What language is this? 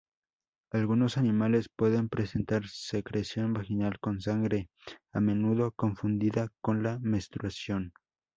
Spanish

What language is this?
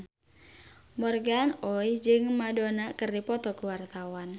Sundanese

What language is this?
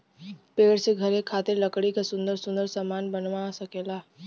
Bhojpuri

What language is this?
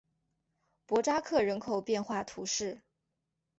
Chinese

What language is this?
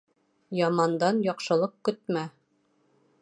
Bashkir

